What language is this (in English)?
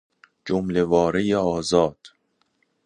Persian